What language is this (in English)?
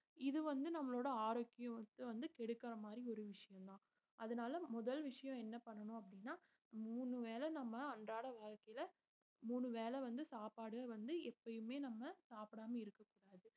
Tamil